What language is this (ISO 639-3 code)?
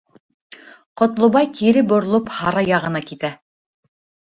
bak